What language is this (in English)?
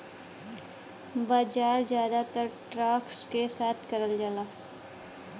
Bhojpuri